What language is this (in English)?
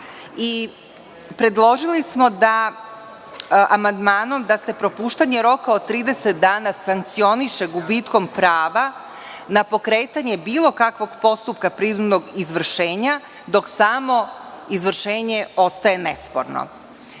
Serbian